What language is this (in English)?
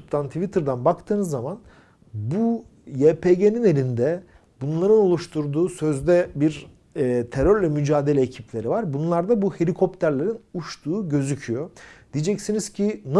Turkish